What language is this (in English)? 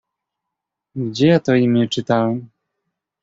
Polish